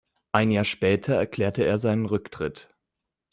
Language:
German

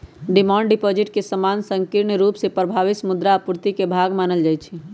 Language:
Magahi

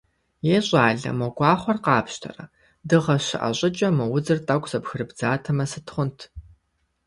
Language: Kabardian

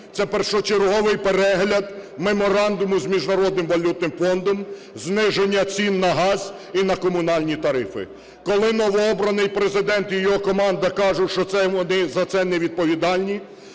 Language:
Ukrainian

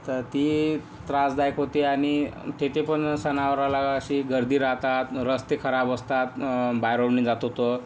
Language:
Marathi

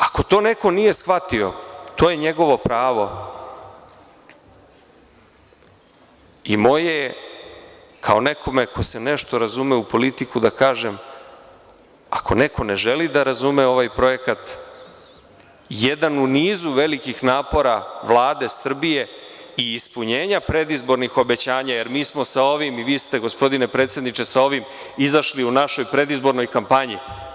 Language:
Serbian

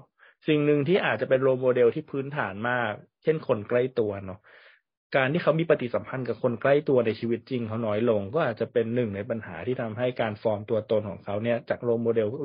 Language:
Thai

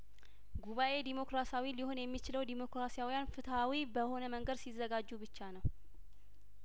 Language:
Amharic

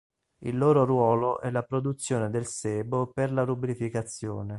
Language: Italian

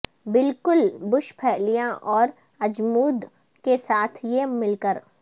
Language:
Urdu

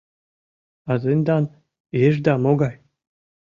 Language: Mari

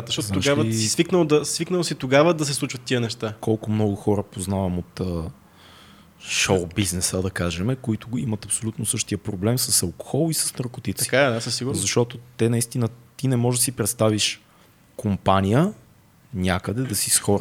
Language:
Bulgarian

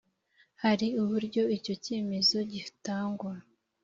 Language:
Kinyarwanda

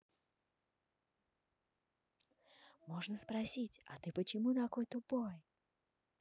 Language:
Russian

